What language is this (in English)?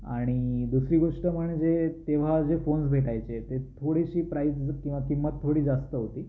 Marathi